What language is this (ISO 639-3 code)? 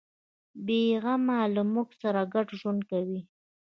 pus